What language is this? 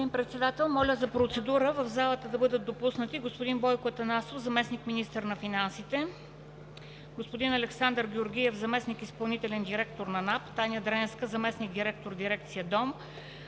Bulgarian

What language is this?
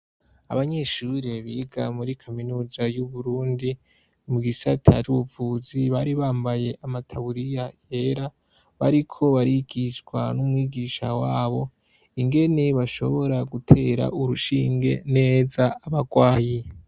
Rundi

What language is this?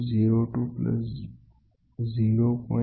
Gujarati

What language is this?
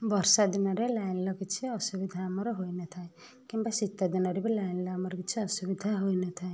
Odia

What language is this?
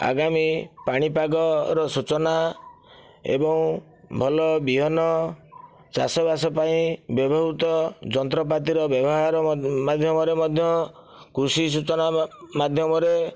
Odia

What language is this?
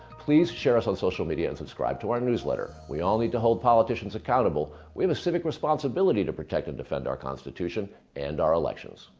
English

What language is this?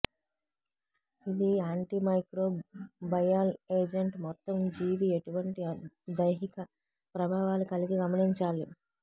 Telugu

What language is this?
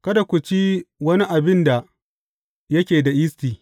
Hausa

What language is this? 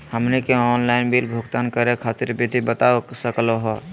Magahi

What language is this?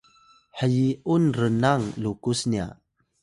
Atayal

